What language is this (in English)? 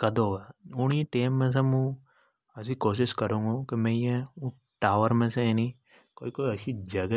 Hadothi